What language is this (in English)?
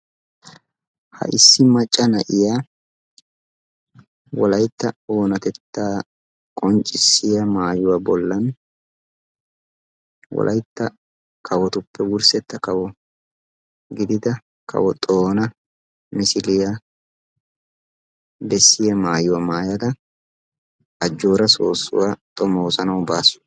Wolaytta